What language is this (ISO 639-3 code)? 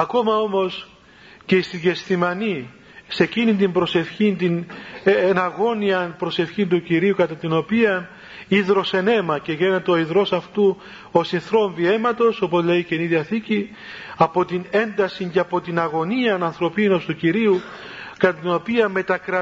ell